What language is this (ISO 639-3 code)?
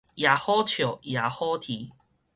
nan